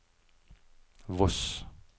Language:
Norwegian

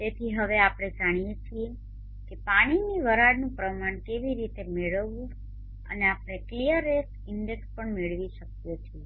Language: Gujarati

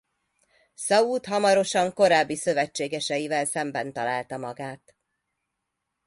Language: Hungarian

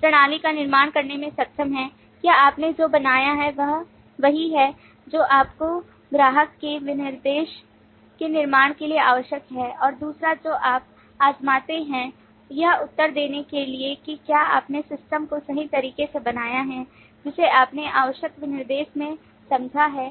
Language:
Hindi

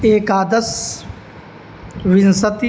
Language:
Sanskrit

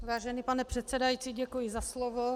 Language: Czech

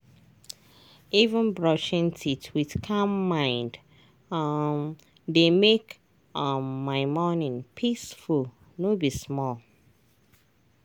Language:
Nigerian Pidgin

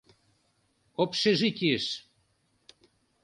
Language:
Mari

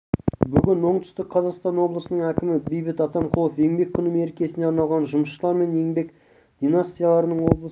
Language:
Kazakh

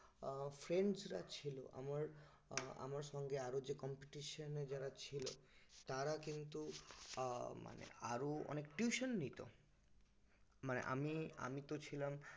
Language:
Bangla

